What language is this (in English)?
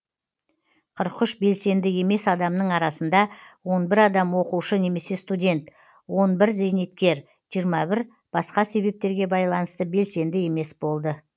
Kazakh